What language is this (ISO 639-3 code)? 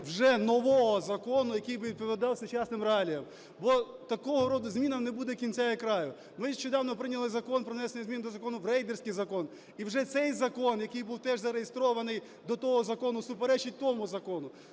ukr